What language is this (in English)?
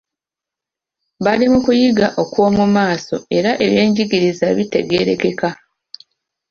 Ganda